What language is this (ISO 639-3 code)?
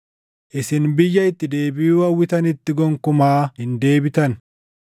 orm